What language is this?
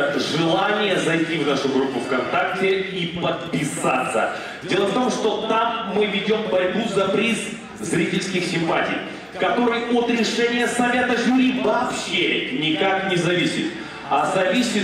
Russian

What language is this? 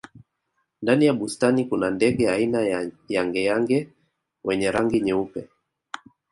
Swahili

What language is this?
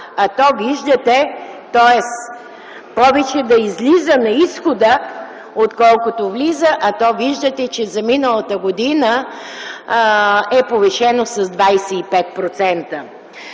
Bulgarian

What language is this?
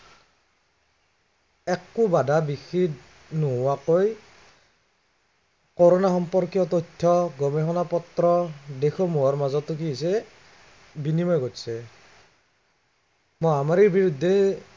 Assamese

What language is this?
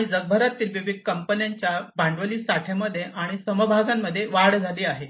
Marathi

